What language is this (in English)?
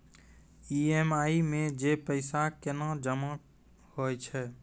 Maithili